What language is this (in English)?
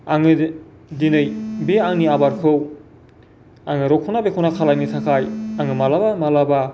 Bodo